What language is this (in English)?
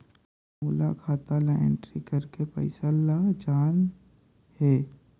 Chhattisgarhi